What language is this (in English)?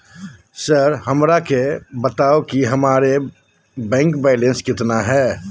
Magahi